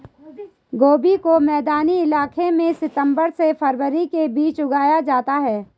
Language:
Hindi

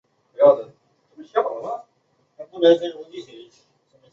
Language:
Chinese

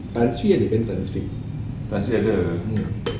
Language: English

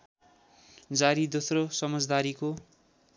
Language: Nepali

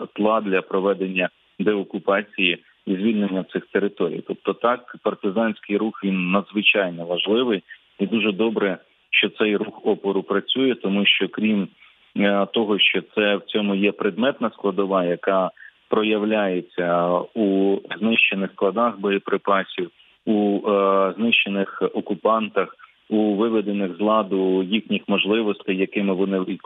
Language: Ukrainian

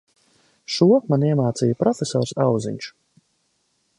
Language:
Latvian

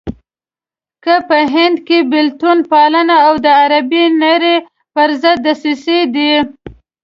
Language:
Pashto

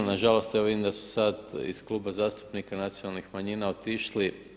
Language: Croatian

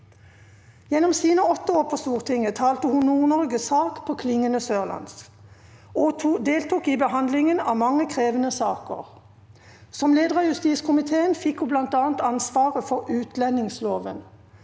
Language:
Norwegian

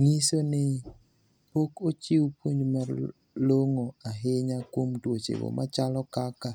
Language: Luo (Kenya and Tanzania)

